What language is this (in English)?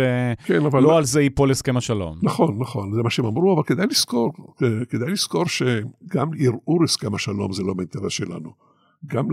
Hebrew